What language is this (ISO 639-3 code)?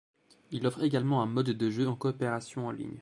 fra